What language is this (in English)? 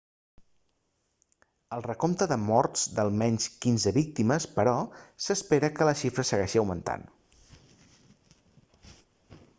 Catalan